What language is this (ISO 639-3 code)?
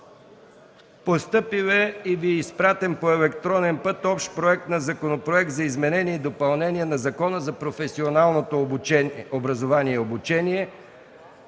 bul